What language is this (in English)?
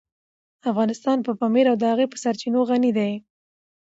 Pashto